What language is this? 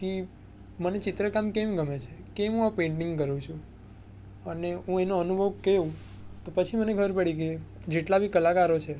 Gujarati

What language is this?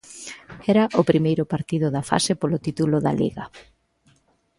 Galician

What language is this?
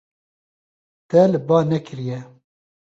Kurdish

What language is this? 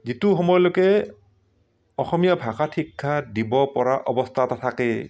Assamese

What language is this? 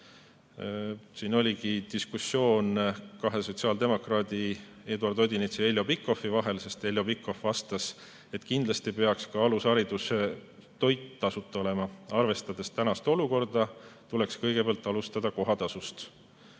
Estonian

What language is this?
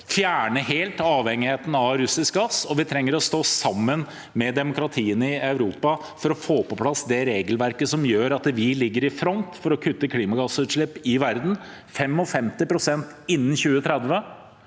Norwegian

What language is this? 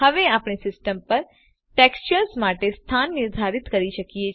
Gujarati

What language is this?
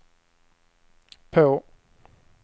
Swedish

